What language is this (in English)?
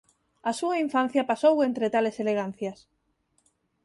Galician